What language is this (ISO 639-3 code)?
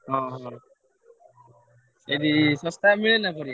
ori